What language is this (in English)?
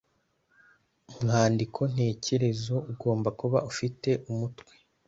Kinyarwanda